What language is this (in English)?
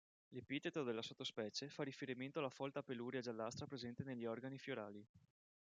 Italian